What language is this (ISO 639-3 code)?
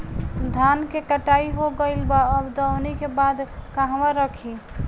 bho